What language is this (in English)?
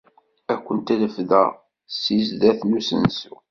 Kabyle